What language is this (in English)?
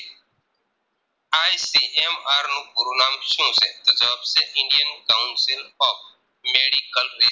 Gujarati